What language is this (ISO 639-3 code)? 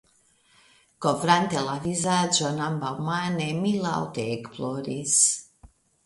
epo